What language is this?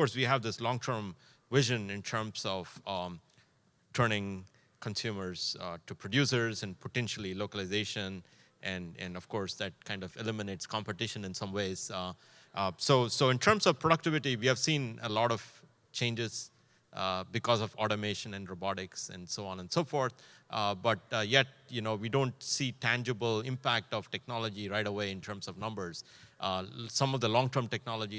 English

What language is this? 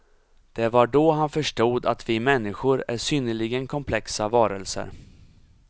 Swedish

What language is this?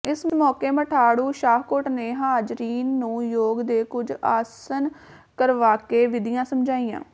Punjabi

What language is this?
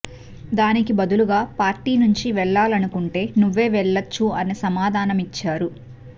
Telugu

